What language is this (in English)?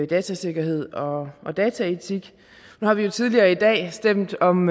Danish